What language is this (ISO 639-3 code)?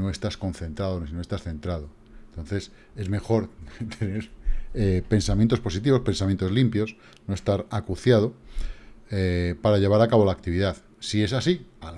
spa